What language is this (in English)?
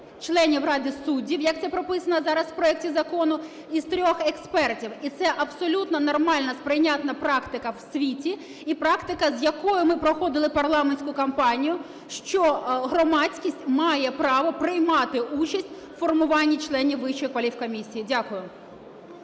Ukrainian